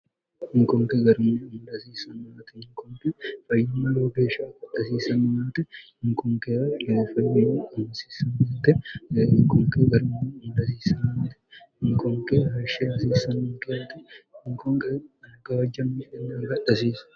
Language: Sidamo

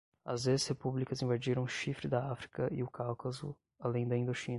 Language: Portuguese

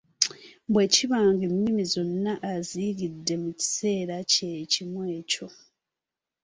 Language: Ganda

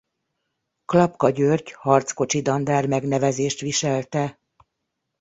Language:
Hungarian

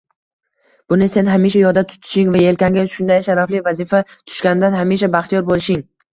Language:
Uzbek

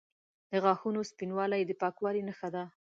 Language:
Pashto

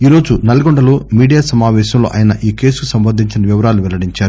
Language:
Telugu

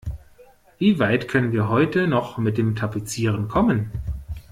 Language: German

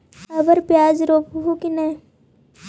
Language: Magahi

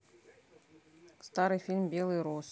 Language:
Russian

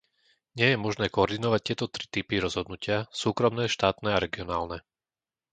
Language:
Slovak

